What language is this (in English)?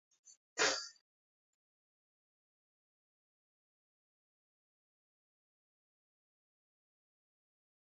Kalenjin